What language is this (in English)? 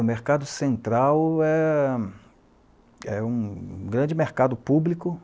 Portuguese